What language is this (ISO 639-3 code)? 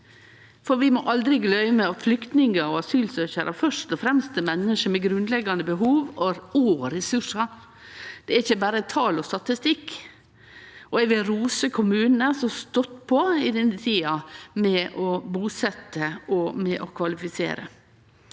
nor